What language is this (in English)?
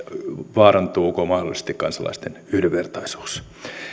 Finnish